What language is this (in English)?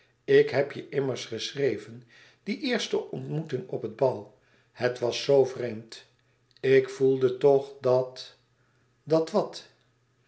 Dutch